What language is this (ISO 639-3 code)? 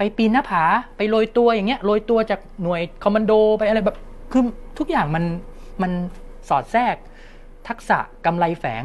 tha